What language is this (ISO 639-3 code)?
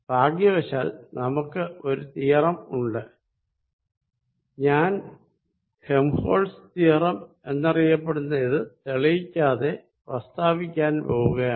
mal